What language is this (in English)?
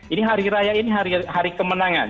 Indonesian